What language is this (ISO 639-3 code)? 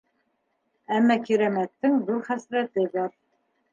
bak